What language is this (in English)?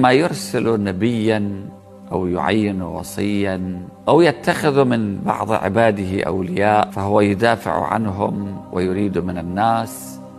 Arabic